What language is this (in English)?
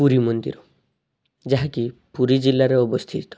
Odia